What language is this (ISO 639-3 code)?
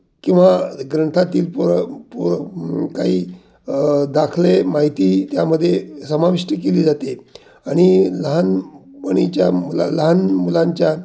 mar